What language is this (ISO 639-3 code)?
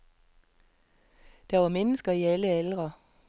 dan